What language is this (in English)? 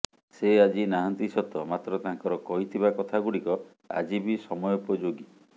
Odia